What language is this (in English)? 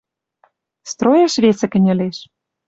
Western Mari